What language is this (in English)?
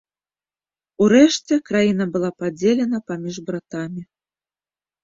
Belarusian